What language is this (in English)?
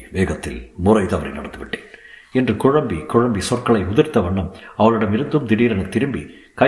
Tamil